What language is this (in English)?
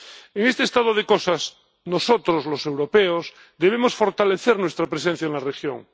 Spanish